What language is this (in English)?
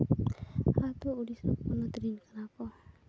Santali